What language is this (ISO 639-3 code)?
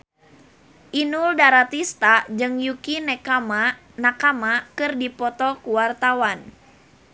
sun